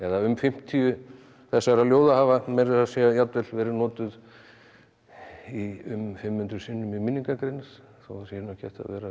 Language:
Icelandic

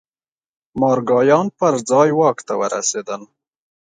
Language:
Pashto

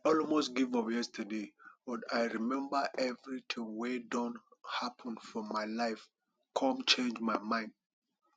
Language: Nigerian Pidgin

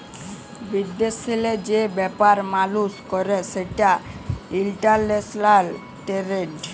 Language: Bangla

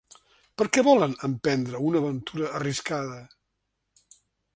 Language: Catalan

